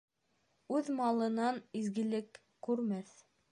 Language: Bashkir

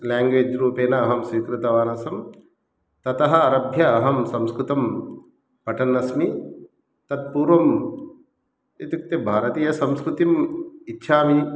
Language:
Sanskrit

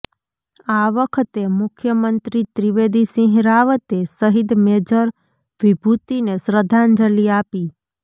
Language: Gujarati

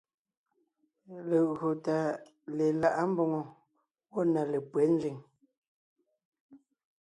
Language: Ngiemboon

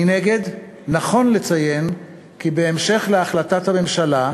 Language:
Hebrew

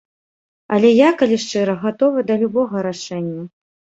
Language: Belarusian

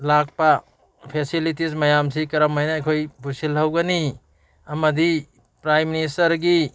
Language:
Manipuri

